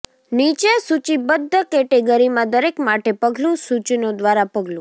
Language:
Gujarati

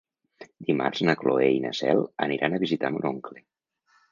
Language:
Catalan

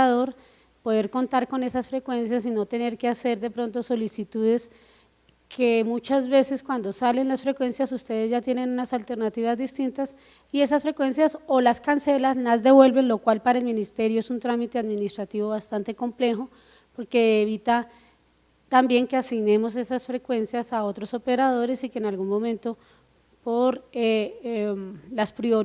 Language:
Spanish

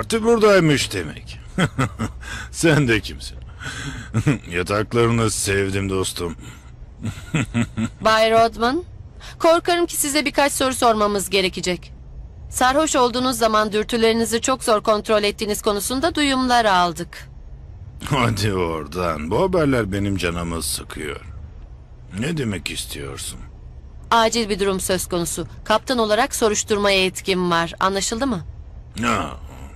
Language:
Turkish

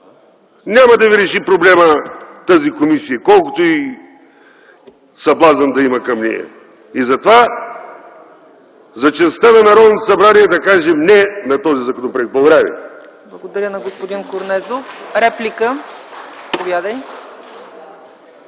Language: Bulgarian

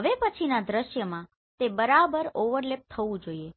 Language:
Gujarati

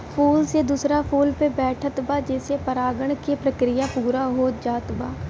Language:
Bhojpuri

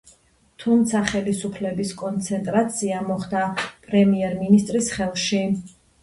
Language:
Georgian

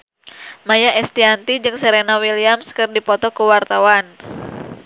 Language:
Sundanese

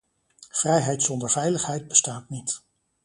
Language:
Dutch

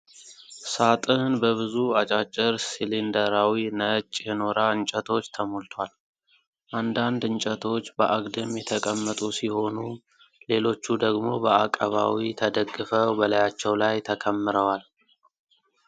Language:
Amharic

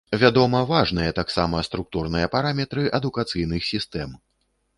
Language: Belarusian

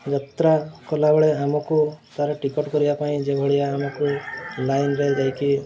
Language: Odia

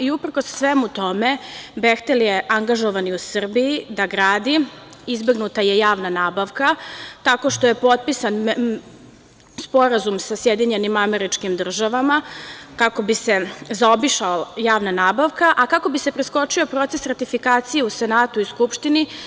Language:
Serbian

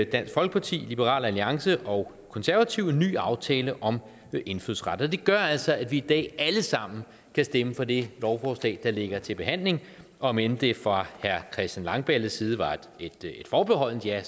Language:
Danish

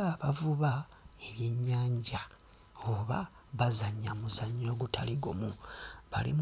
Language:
Ganda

